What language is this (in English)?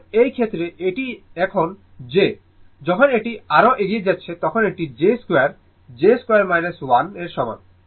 Bangla